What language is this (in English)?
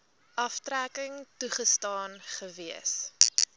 Afrikaans